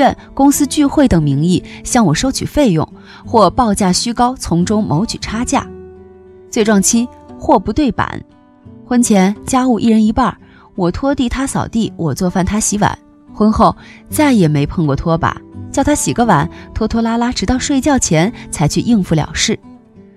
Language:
Chinese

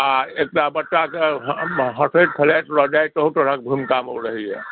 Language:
Maithili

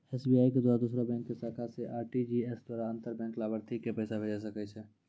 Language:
Maithili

